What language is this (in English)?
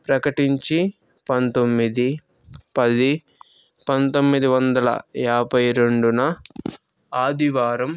Telugu